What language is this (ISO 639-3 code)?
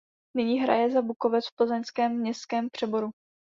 ces